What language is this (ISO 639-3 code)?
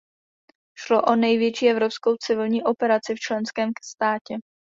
ces